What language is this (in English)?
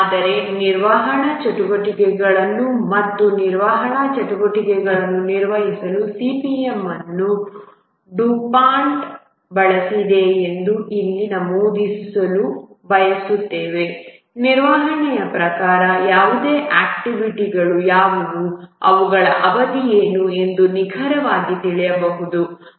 Kannada